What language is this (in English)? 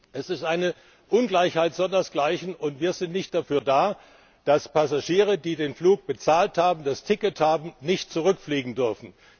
German